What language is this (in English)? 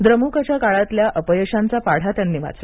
Marathi